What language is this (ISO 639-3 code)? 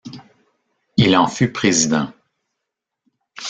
fra